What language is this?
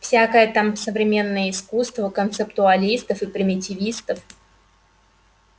Russian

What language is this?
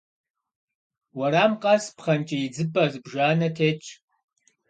Kabardian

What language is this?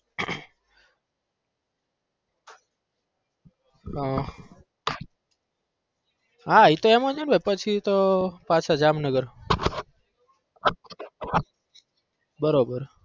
Gujarati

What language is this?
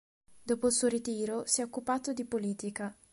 Italian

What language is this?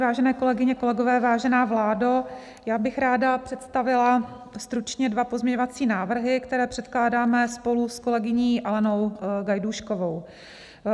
Czech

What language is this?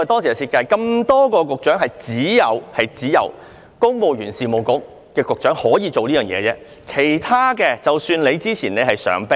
Cantonese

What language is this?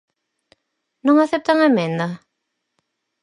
Galician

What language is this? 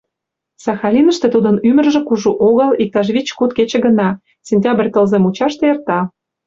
Mari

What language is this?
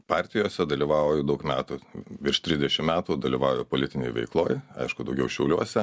Lithuanian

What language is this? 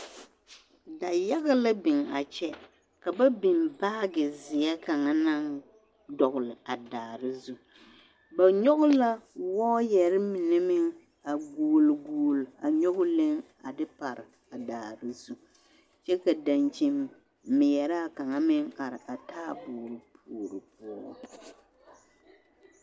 Southern Dagaare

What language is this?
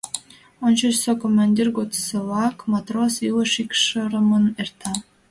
Mari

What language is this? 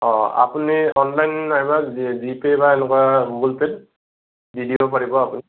Assamese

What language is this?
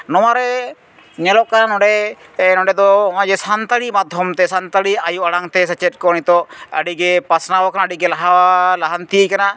Santali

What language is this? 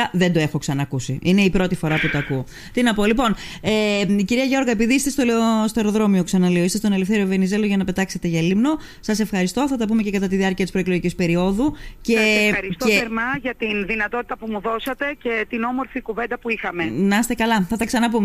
Greek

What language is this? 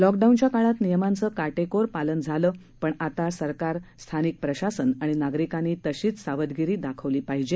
Marathi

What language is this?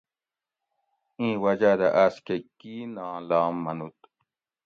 Gawri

